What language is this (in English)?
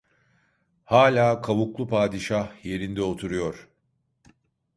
Turkish